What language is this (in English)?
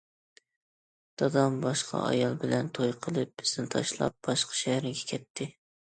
Uyghur